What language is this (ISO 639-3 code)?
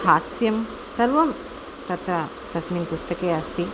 san